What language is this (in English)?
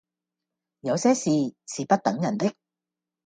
Cantonese